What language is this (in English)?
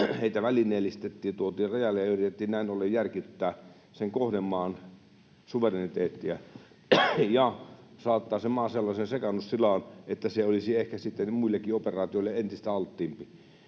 Finnish